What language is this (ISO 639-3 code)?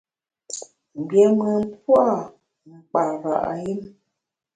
bax